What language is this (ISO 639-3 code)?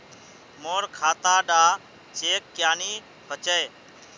mag